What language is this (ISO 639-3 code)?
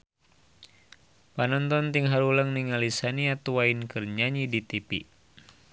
sun